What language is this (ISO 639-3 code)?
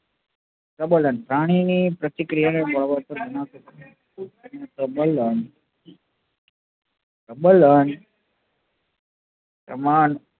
guj